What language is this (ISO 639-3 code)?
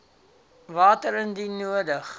afr